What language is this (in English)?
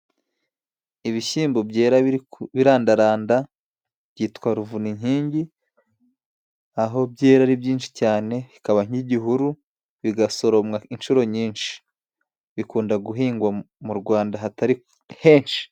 Kinyarwanda